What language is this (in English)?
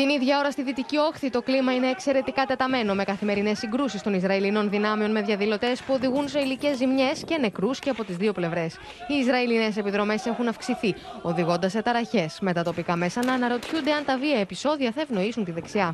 Greek